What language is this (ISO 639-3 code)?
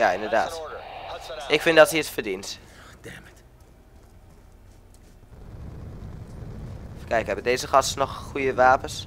nld